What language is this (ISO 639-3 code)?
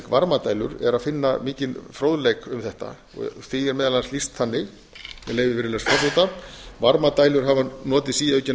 isl